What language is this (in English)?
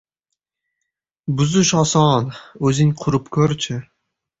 Uzbek